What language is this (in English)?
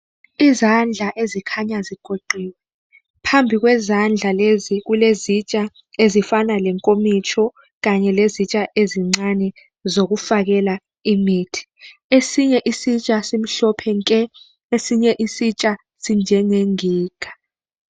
North Ndebele